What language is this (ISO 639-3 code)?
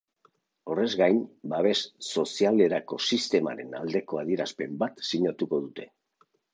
eus